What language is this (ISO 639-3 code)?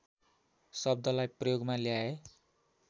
nep